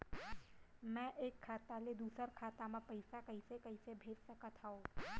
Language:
Chhattisgarhi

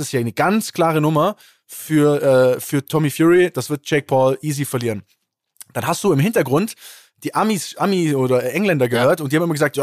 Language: German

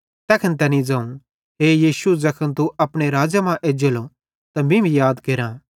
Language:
Bhadrawahi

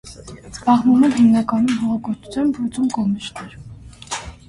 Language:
Armenian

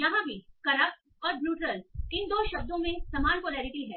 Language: Hindi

